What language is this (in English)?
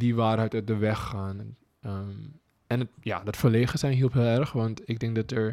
Dutch